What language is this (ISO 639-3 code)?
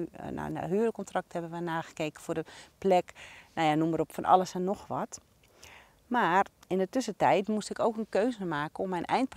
nld